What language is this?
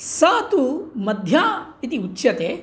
Sanskrit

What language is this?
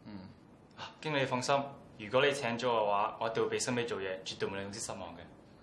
Chinese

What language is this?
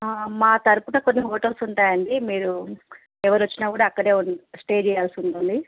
Telugu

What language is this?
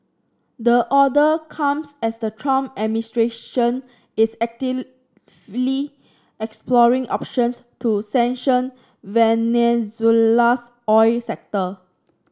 English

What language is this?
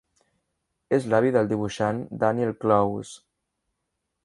Catalan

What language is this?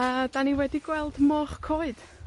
Welsh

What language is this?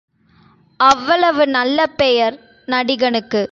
Tamil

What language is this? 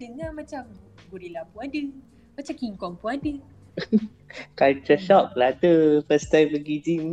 Malay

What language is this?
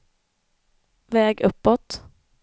Swedish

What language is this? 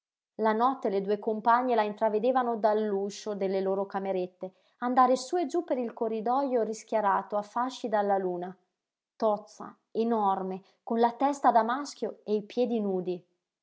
Italian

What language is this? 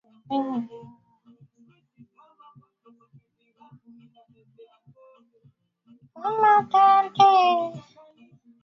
Swahili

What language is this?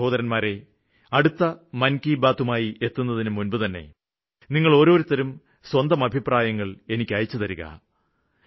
Malayalam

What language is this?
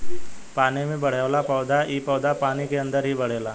Bhojpuri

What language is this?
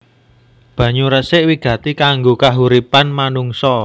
Javanese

